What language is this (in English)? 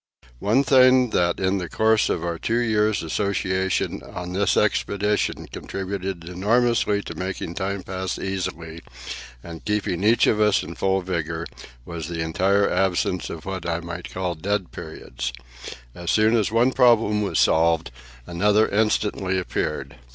English